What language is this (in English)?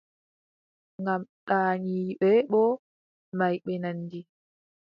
Adamawa Fulfulde